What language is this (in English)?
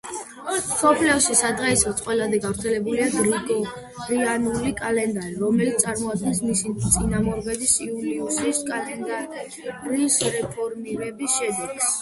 Georgian